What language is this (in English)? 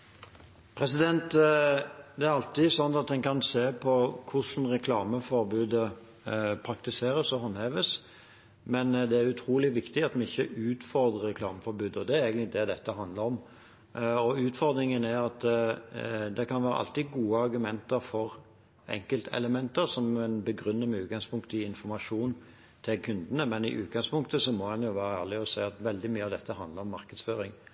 Norwegian Bokmål